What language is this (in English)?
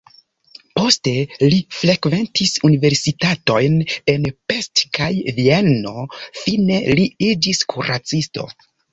Esperanto